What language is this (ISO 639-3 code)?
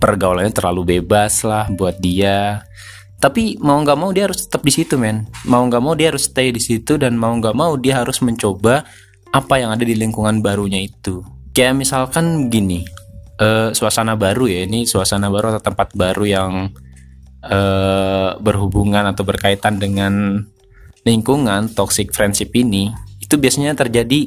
ind